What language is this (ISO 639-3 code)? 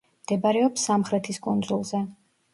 kat